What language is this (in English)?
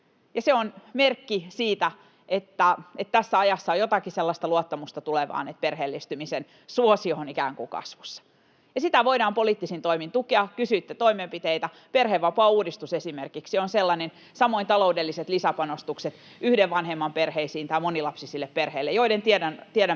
Finnish